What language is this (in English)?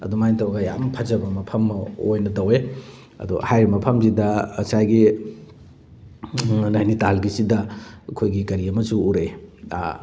Manipuri